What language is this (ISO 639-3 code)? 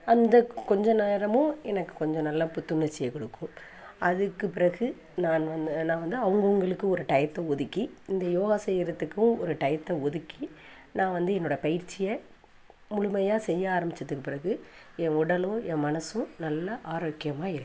tam